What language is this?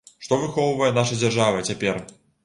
Belarusian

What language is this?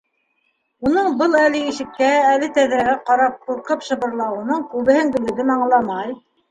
Bashkir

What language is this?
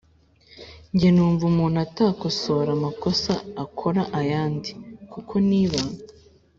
Kinyarwanda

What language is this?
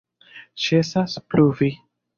Esperanto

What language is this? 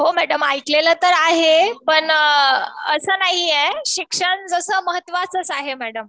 Marathi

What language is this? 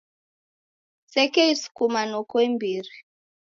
Taita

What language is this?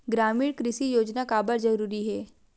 Chhattisgarhi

